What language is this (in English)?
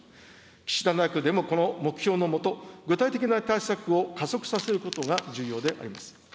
Japanese